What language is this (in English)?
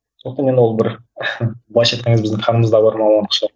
Kazakh